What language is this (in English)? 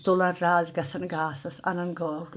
Kashmiri